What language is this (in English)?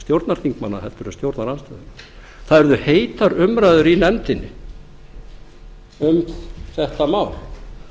Icelandic